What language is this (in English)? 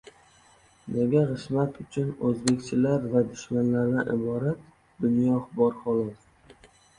Uzbek